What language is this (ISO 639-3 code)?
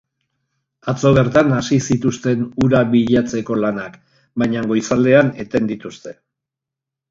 eus